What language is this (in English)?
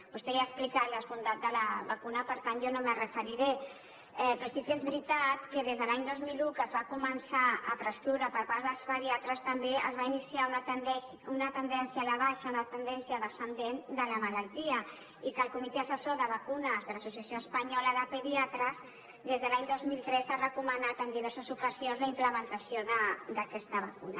Catalan